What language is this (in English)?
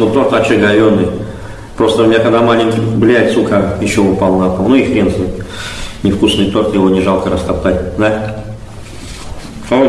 Russian